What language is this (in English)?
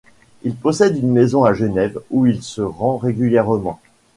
French